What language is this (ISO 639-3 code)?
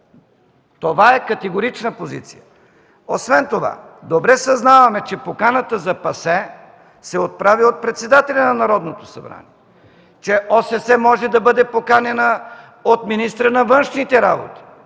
bul